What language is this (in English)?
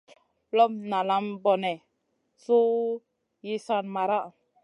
Masana